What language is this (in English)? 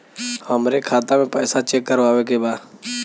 Bhojpuri